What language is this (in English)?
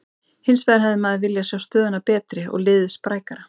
Icelandic